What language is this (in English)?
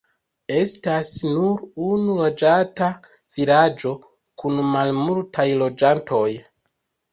Esperanto